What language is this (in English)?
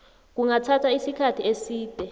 South Ndebele